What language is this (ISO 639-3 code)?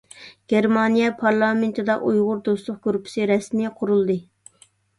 uig